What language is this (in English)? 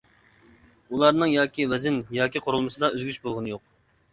Uyghur